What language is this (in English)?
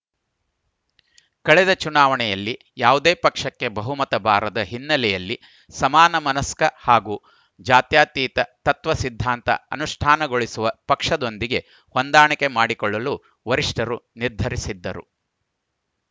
Kannada